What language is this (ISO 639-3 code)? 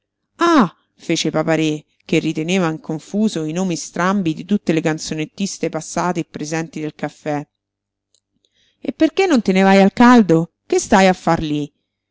ita